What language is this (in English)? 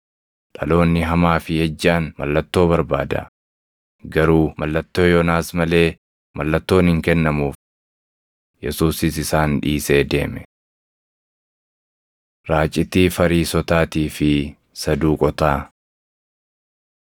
Oromo